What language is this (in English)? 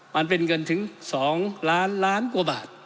Thai